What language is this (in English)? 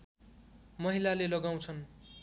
Nepali